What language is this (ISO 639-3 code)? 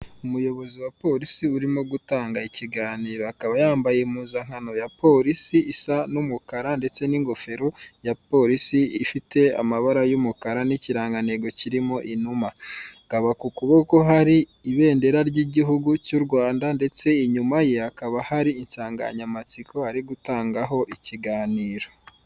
kin